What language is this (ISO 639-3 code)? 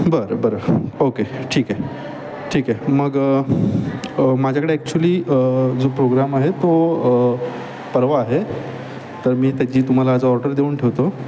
mar